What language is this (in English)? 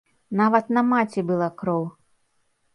Belarusian